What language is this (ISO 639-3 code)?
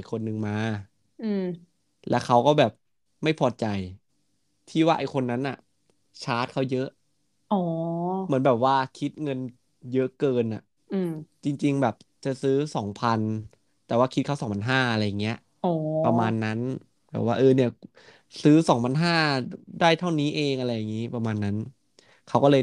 tha